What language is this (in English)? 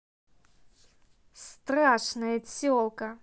Russian